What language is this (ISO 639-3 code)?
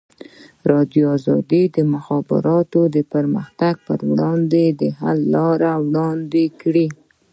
pus